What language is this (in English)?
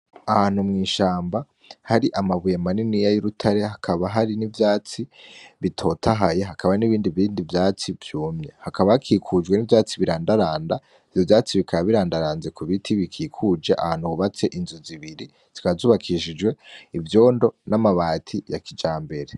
Rundi